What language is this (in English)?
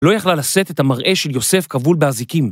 Hebrew